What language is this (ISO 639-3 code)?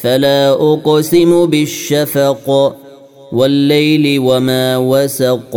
ara